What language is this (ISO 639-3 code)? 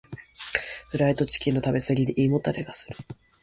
jpn